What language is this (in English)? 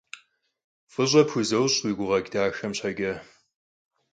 Kabardian